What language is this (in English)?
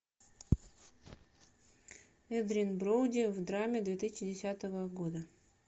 Russian